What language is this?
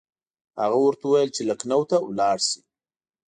Pashto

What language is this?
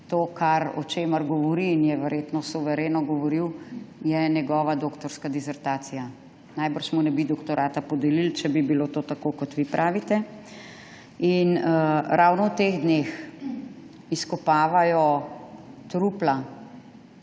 Slovenian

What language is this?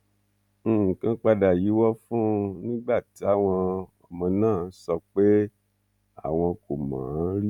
Yoruba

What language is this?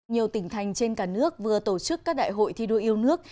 Vietnamese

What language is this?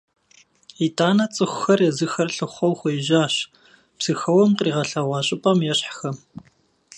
Kabardian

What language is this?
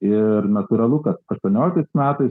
Lithuanian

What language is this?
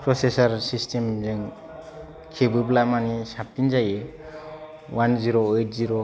Bodo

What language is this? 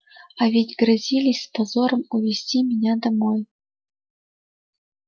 Russian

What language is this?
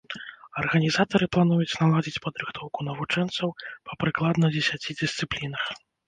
Belarusian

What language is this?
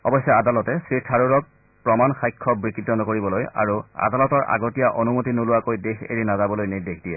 Assamese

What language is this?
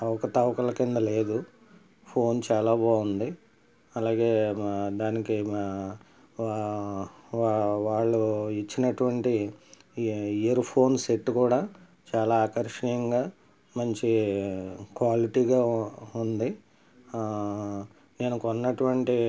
Telugu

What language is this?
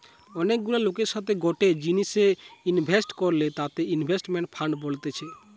Bangla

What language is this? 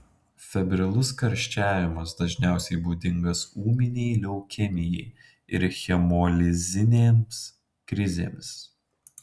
Lithuanian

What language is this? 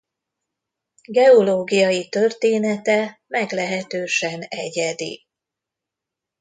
Hungarian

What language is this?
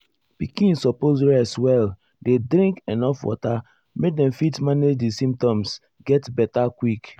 Nigerian Pidgin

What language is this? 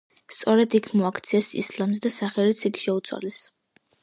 Georgian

